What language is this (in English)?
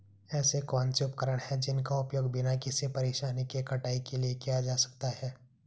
Hindi